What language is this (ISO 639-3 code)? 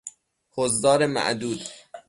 fas